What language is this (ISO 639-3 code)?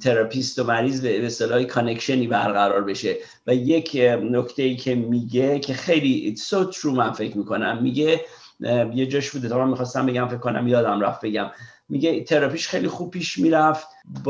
fas